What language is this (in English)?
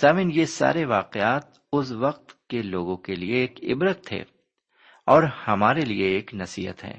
Urdu